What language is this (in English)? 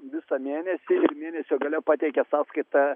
Lithuanian